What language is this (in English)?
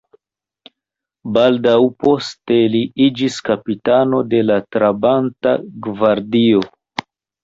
Esperanto